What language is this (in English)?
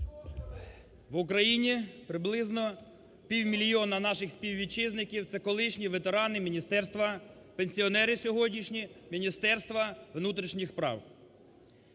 Ukrainian